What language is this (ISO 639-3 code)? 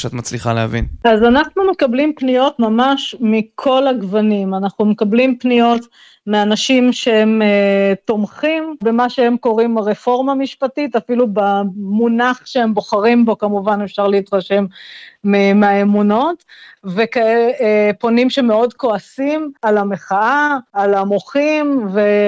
heb